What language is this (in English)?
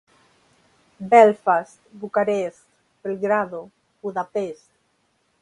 Galician